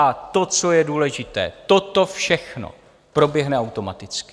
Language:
Czech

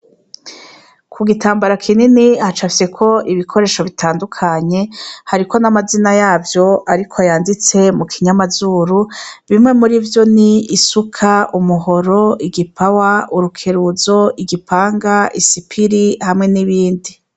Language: Rundi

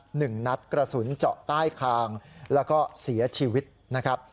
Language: Thai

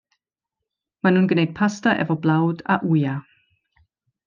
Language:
Welsh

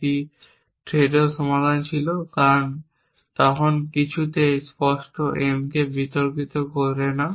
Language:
Bangla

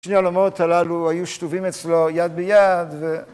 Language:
Hebrew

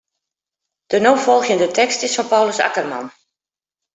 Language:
Western Frisian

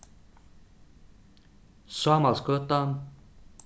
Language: Faroese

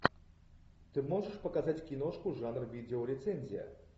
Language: Russian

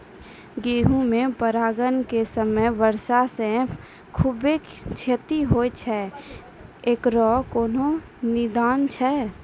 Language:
Maithili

